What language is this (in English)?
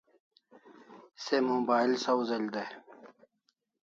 Kalasha